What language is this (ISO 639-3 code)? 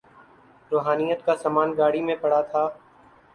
urd